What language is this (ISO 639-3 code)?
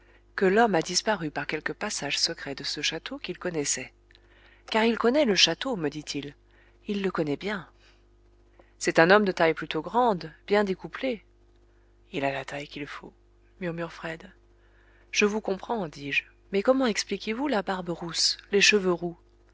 fra